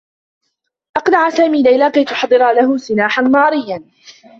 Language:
Arabic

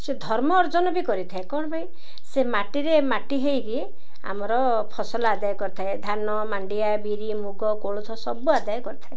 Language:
Odia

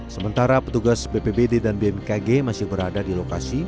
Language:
Indonesian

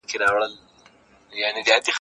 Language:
Pashto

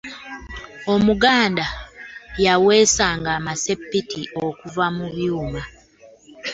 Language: Ganda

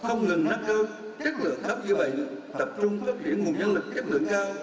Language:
Vietnamese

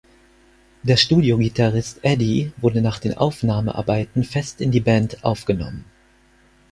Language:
German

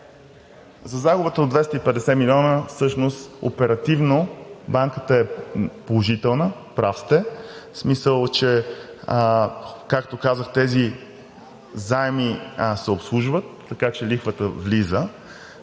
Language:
Bulgarian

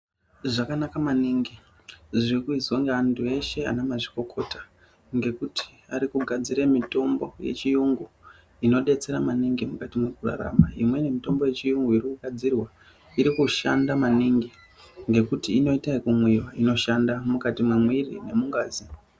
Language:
Ndau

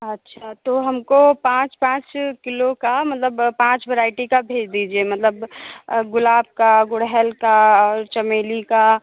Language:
Hindi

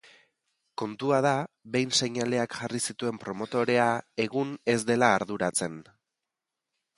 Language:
Basque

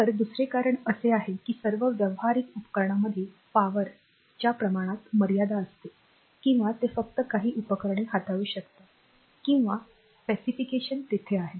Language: Marathi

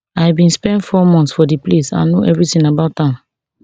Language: Nigerian Pidgin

